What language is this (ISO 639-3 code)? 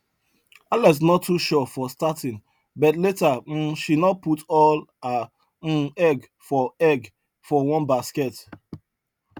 pcm